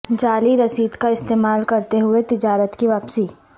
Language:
Urdu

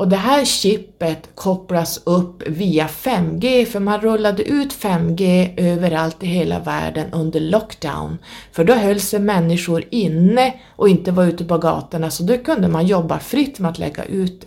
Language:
Swedish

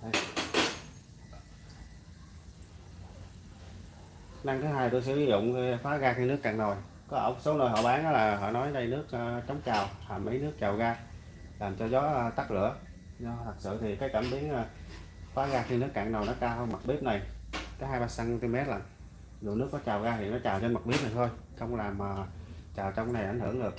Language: Vietnamese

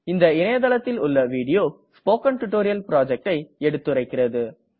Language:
Tamil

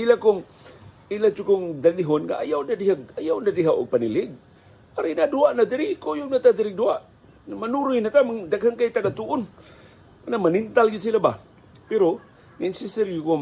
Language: Filipino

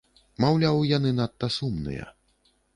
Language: Belarusian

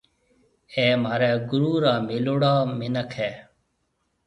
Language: Marwari (Pakistan)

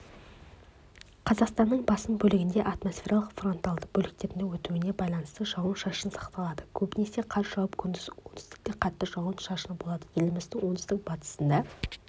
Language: Kazakh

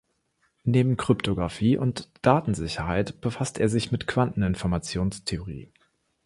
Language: German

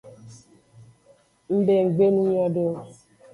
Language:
Aja (Benin)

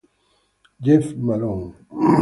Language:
Italian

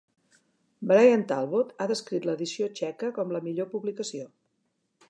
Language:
Catalan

